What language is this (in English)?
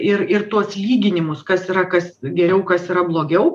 Lithuanian